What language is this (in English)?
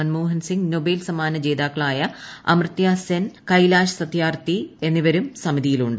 Malayalam